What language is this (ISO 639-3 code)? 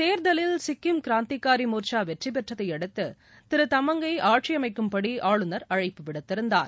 tam